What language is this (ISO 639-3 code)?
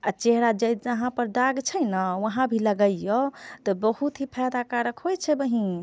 mai